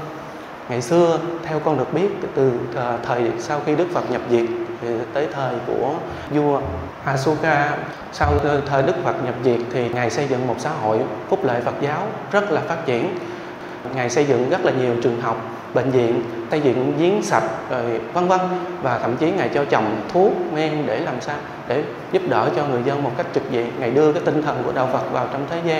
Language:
Vietnamese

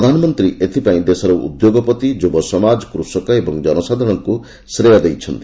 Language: Odia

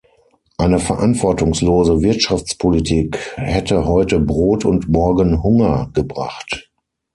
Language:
German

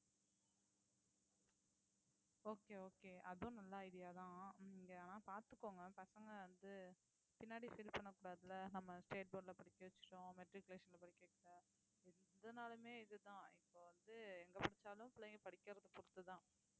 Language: Tamil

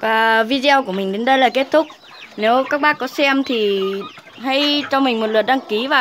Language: Vietnamese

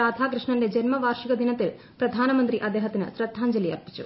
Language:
Malayalam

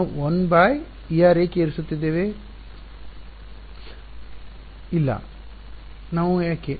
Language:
Kannada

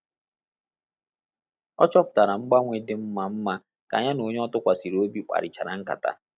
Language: Igbo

